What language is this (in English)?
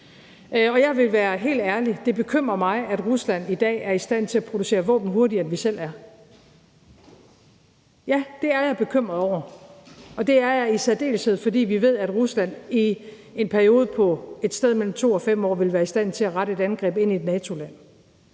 Danish